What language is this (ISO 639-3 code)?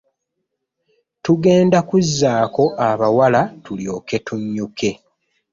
lug